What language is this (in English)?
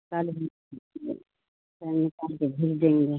Urdu